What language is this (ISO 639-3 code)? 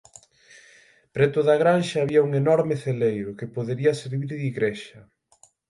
glg